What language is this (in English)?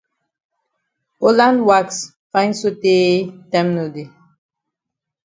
Cameroon Pidgin